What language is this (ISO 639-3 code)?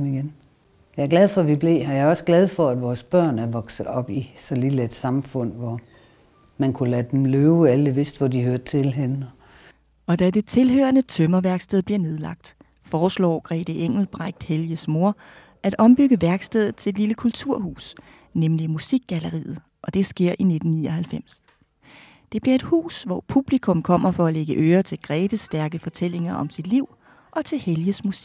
dan